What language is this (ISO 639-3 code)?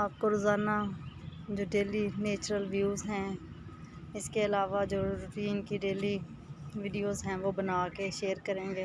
urd